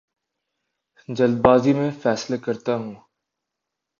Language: Urdu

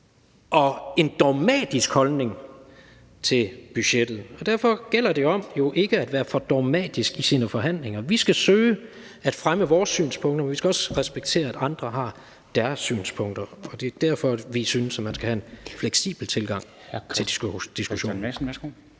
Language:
Danish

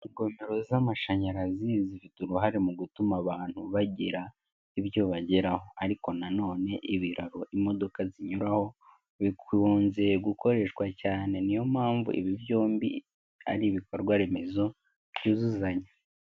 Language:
Kinyarwanda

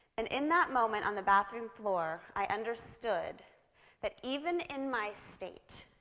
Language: English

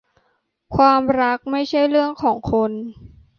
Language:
Thai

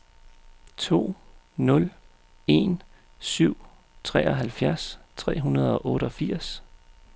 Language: Danish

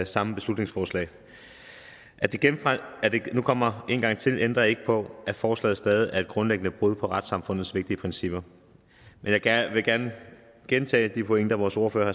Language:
Danish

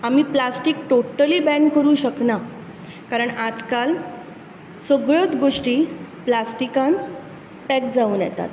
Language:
Konkani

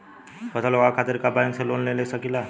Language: Bhojpuri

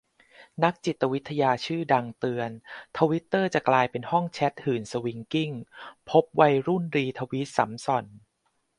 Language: Thai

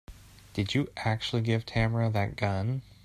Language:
English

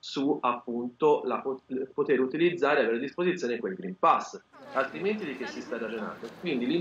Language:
Italian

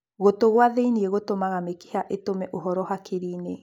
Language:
Kikuyu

